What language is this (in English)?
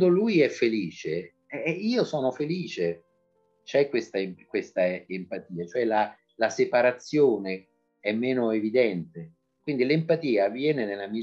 Italian